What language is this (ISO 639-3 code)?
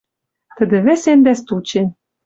mrj